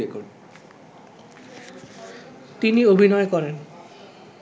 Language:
Bangla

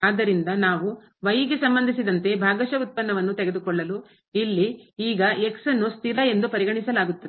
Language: Kannada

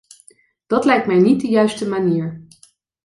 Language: Dutch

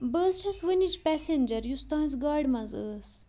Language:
Kashmiri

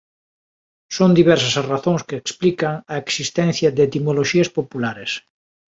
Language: Galician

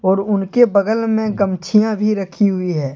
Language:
Hindi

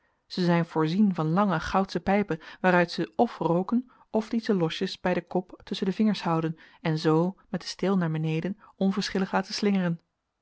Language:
Dutch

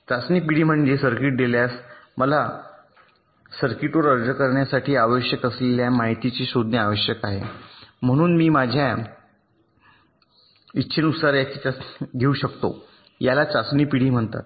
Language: Marathi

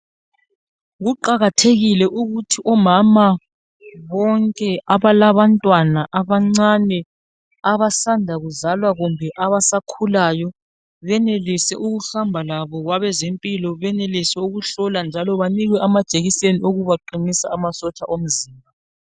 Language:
North Ndebele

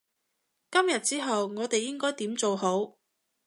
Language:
Cantonese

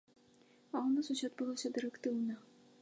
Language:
Belarusian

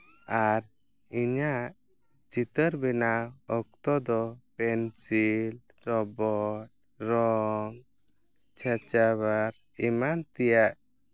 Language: Santali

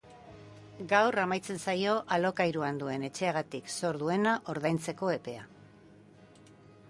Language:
Basque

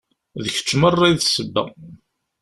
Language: Kabyle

